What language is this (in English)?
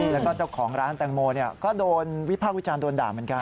Thai